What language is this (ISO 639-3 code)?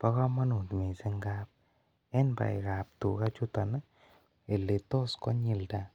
kln